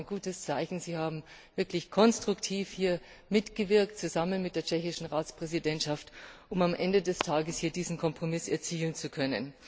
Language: German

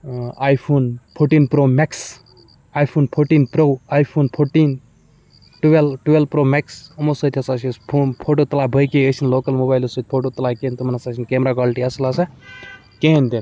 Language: Kashmiri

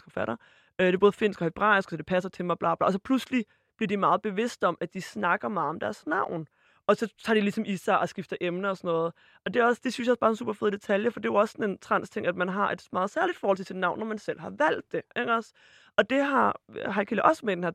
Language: Danish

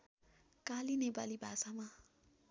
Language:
Nepali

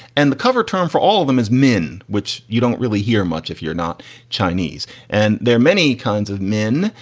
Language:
English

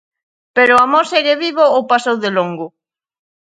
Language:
Galician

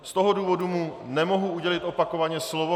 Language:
Czech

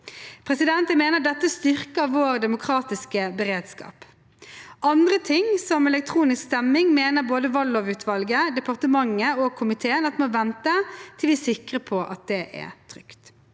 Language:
Norwegian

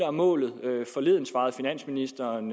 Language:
Danish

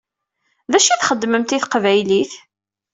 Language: Kabyle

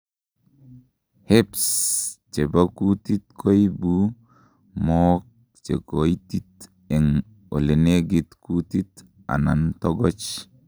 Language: Kalenjin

